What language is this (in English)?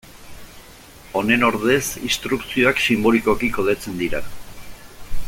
Basque